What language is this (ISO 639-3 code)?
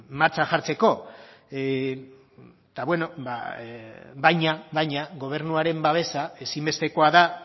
eus